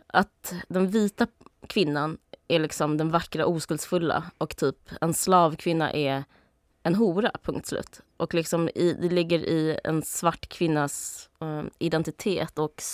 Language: Swedish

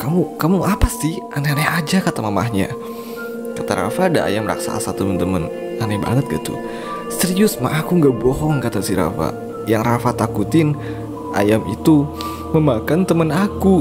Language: Indonesian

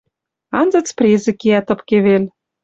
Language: Western Mari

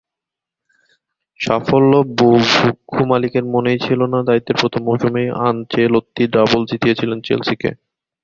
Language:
Bangla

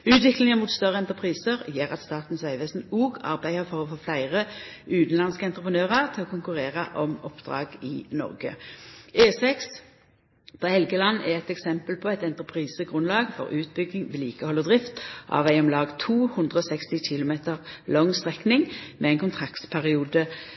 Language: Norwegian Nynorsk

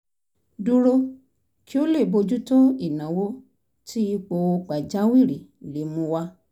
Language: Yoruba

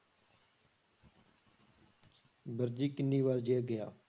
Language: Punjabi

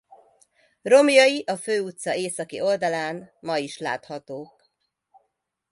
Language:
Hungarian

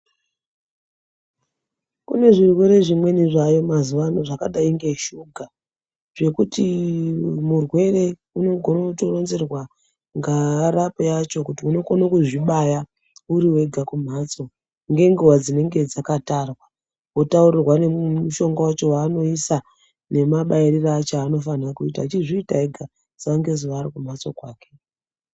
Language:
Ndau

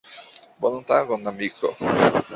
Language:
Esperanto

